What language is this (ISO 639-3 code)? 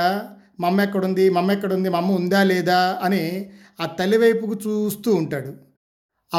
tel